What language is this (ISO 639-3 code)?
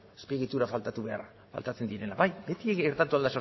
eus